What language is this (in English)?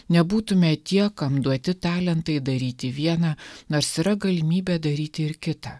Lithuanian